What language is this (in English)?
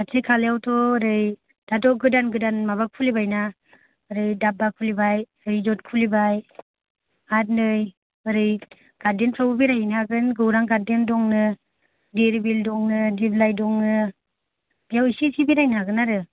Bodo